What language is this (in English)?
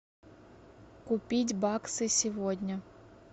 Russian